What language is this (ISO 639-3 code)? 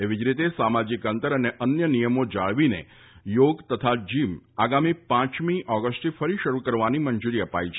guj